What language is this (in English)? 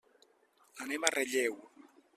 Catalan